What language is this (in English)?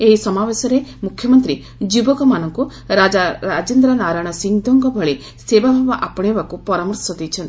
Odia